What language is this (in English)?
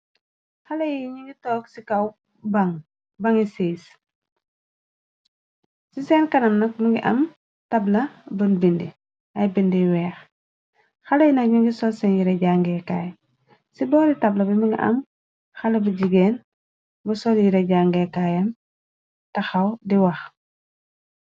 Wolof